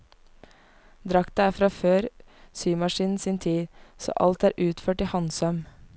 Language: Norwegian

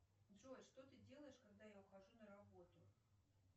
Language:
Russian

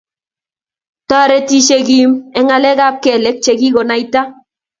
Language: Kalenjin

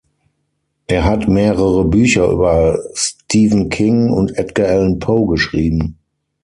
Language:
German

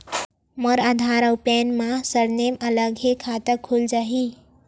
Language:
Chhattisgarhi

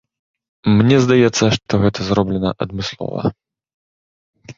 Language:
Belarusian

